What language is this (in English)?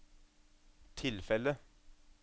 Norwegian